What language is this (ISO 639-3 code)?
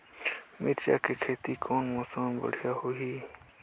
hne